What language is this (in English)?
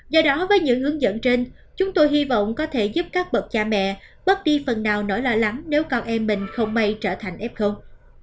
Vietnamese